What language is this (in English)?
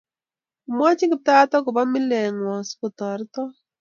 Kalenjin